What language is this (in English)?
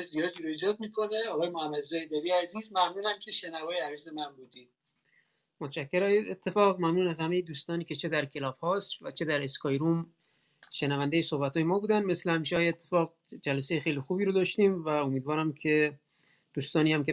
Persian